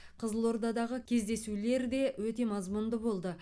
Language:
Kazakh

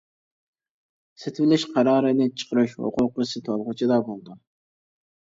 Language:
Uyghur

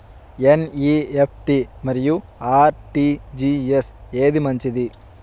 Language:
Telugu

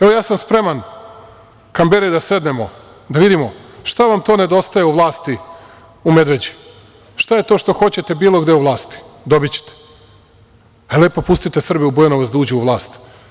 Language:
Serbian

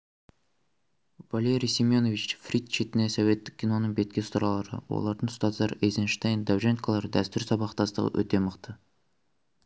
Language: Kazakh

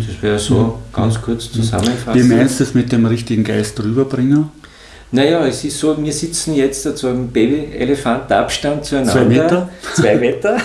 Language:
German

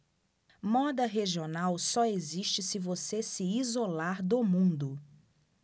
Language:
Portuguese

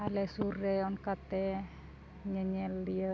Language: Santali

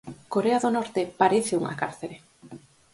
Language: Galician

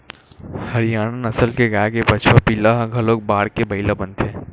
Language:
Chhattisgarhi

